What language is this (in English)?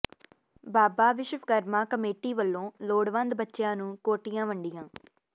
Punjabi